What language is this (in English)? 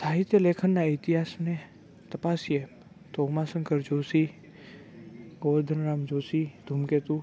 Gujarati